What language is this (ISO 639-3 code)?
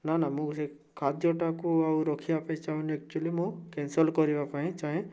ori